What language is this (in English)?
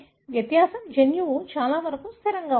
Telugu